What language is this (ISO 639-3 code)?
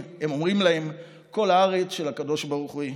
heb